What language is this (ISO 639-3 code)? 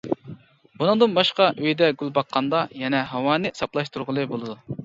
uig